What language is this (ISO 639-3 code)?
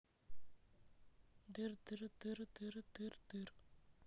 rus